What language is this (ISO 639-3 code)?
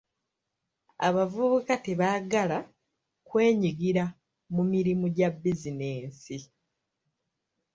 lug